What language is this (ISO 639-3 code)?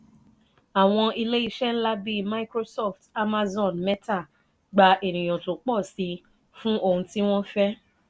yor